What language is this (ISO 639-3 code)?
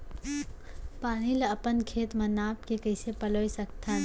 hne